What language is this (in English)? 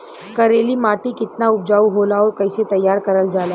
Bhojpuri